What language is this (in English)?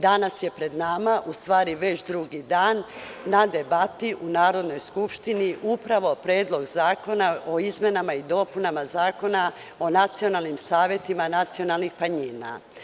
Serbian